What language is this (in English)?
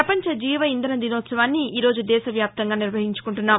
Telugu